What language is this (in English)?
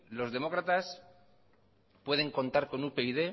Spanish